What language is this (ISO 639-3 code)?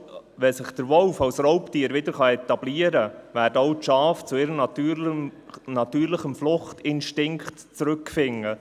gsw